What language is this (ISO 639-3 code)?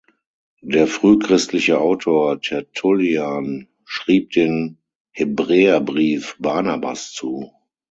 deu